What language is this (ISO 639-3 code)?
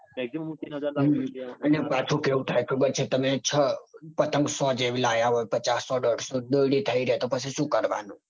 guj